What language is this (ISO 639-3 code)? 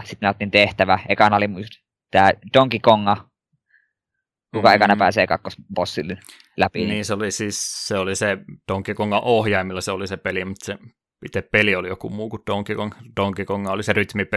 fin